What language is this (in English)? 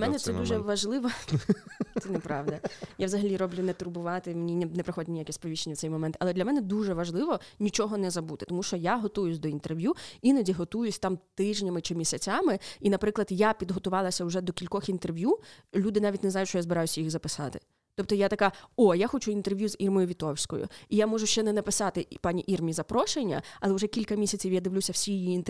Ukrainian